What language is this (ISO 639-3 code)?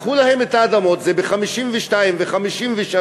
heb